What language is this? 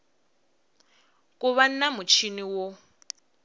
Tsonga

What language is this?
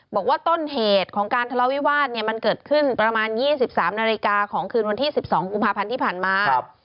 Thai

